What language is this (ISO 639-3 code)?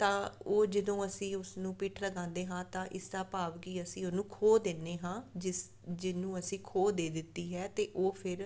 pan